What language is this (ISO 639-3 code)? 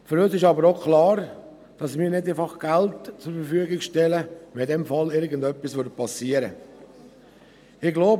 gsw